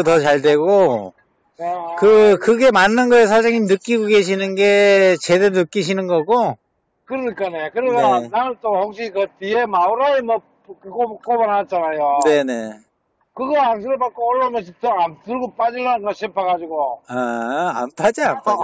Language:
Korean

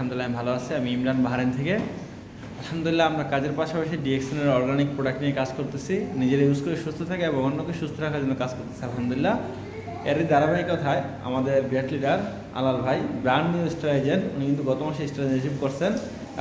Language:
Bangla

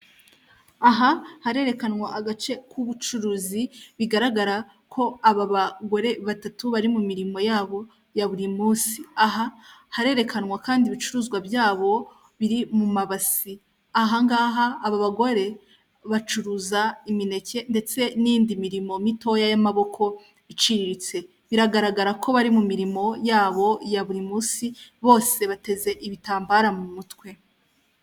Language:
Kinyarwanda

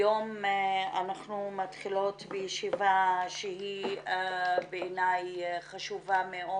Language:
Hebrew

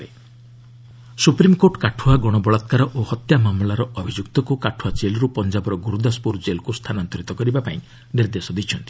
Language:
Odia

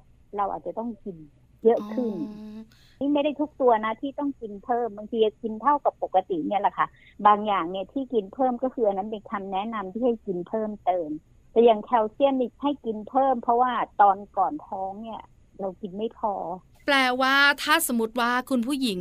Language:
Thai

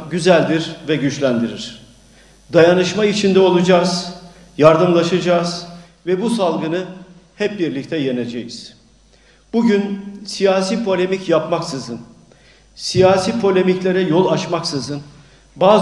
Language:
Turkish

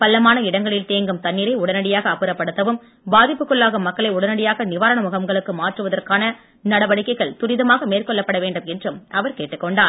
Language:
Tamil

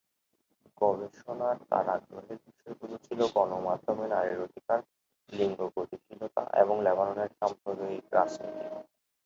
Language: Bangla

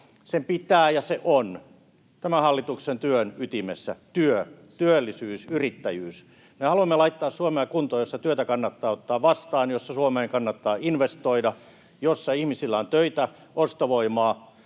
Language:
Finnish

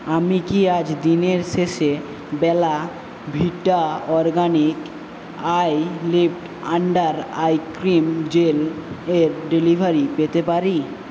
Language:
Bangla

